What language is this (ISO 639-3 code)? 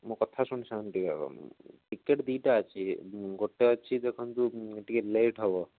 ori